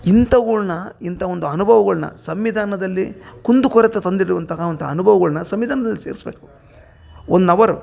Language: Kannada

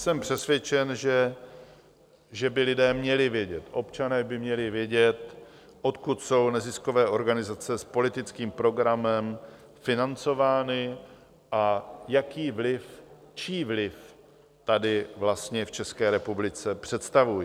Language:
Czech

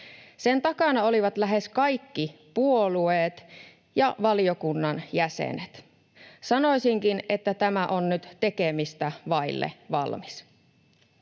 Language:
Finnish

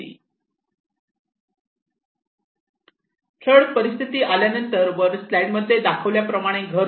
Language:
Marathi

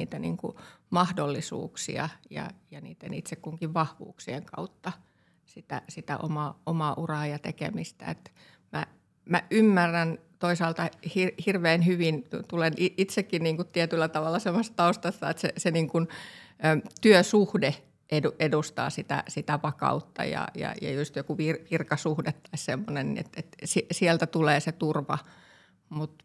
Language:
Finnish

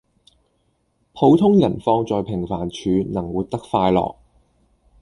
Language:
Cantonese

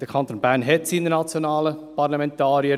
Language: Swiss German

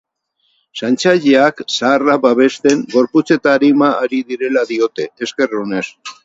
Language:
Basque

